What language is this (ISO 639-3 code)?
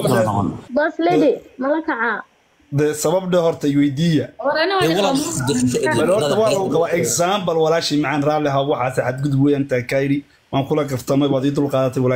ara